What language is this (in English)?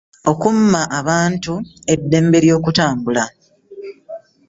Ganda